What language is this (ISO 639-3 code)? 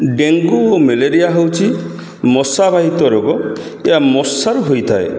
ori